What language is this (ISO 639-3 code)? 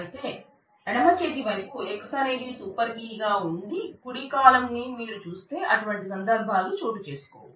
tel